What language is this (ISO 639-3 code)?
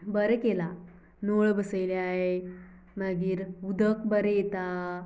kok